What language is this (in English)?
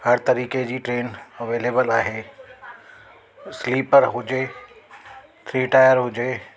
Sindhi